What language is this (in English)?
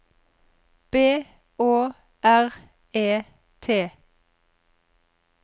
Norwegian